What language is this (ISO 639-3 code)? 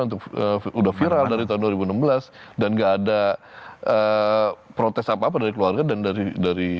ind